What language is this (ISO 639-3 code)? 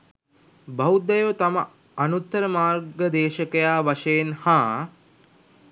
sin